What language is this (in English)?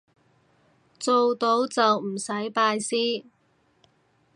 Cantonese